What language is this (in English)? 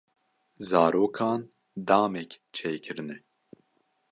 Kurdish